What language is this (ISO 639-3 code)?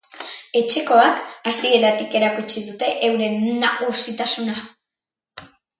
eus